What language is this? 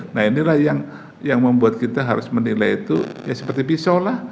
Indonesian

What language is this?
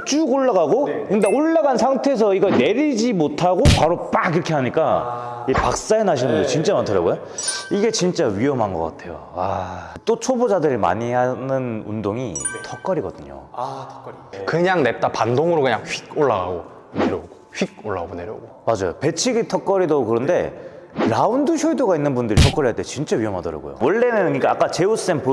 Korean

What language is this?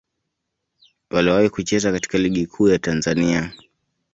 Swahili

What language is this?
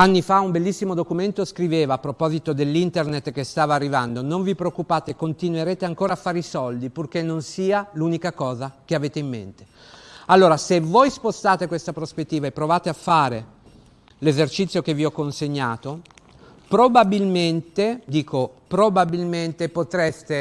Italian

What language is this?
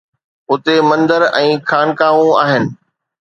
Sindhi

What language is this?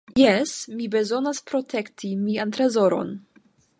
Esperanto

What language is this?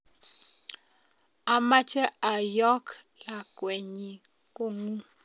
Kalenjin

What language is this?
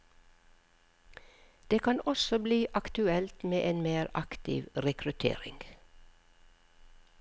Norwegian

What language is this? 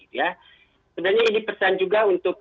Indonesian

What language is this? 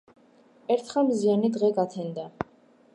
Georgian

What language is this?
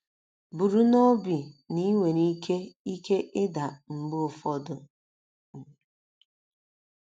Igbo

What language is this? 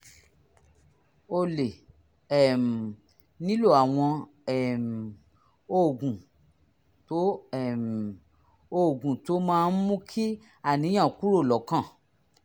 Yoruba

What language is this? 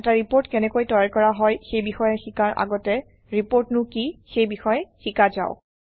Assamese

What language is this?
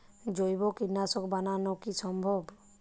Bangla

